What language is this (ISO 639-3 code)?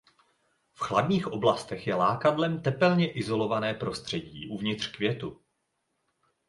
ces